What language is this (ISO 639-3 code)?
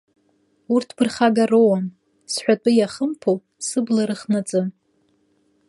abk